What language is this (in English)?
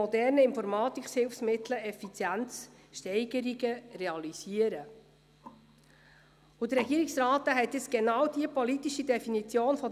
Swiss German